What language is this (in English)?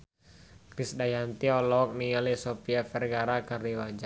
Sundanese